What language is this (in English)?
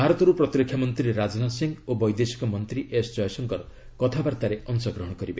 Odia